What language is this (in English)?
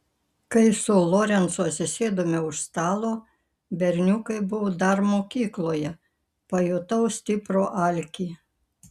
Lithuanian